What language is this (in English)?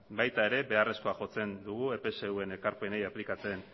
Basque